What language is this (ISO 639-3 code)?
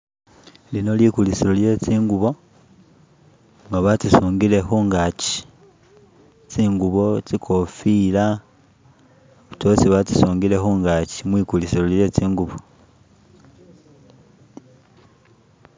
myx